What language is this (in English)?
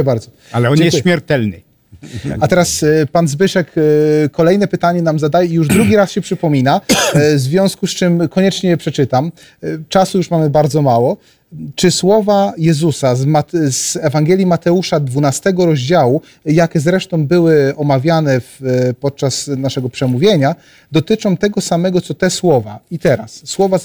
Polish